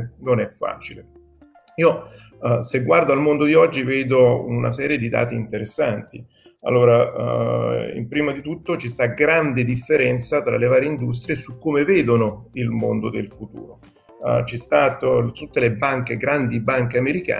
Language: Italian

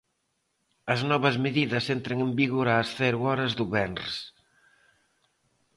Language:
Galician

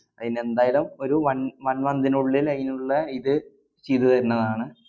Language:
Malayalam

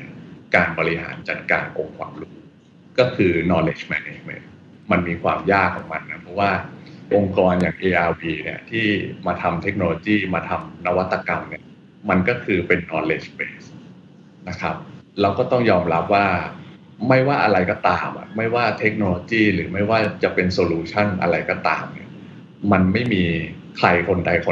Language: Thai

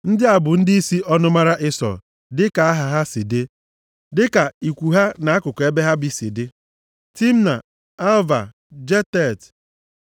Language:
Igbo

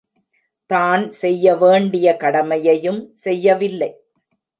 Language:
Tamil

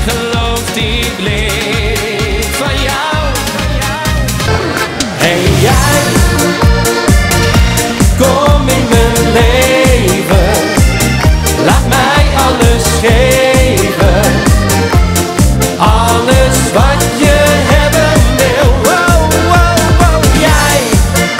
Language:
Dutch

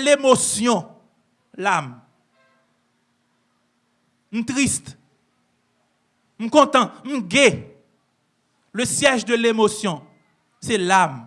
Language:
French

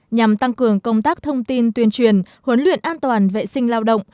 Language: Vietnamese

